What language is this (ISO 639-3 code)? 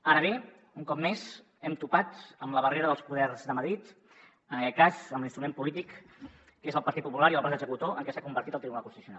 cat